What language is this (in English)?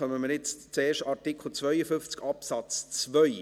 Swiss German